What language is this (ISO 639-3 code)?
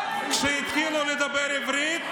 heb